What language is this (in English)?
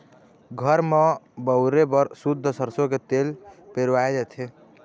Chhattisgarhi